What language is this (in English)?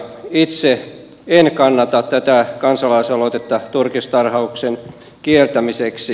Finnish